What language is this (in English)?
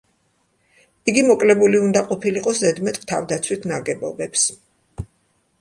Georgian